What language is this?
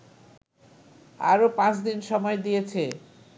Bangla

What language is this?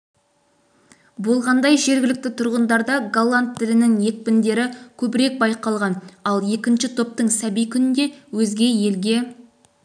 Kazakh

